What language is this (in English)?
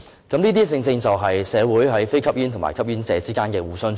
Cantonese